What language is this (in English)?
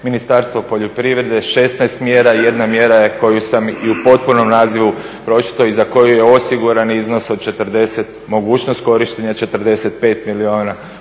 Croatian